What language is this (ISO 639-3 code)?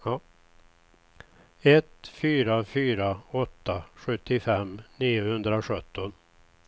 swe